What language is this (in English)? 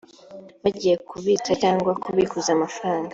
Kinyarwanda